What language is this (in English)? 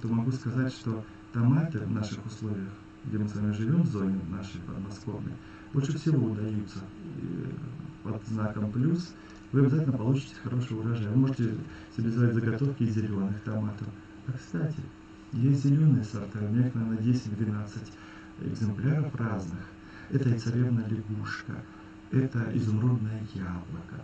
Russian